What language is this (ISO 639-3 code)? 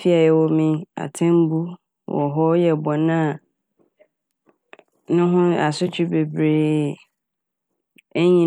aka